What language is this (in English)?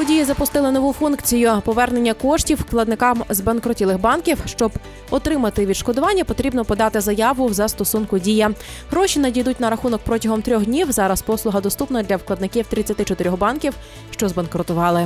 Ukrainian